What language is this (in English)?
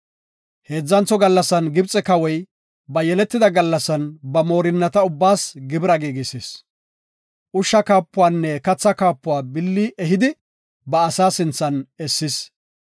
Gofa